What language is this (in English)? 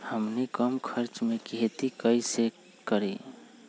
Magahi